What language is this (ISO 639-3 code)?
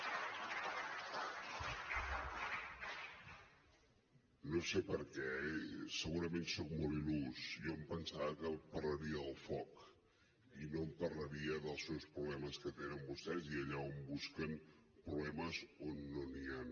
cat